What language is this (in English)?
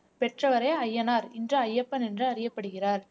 Tamil